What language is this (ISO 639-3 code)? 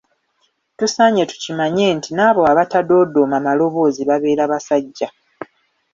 lug